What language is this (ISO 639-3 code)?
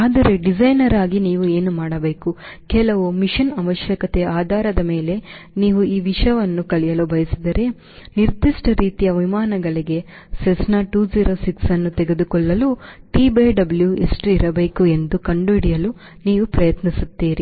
kan